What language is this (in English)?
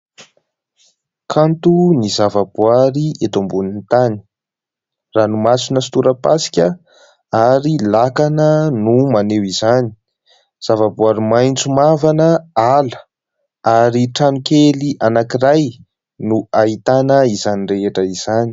Malagasy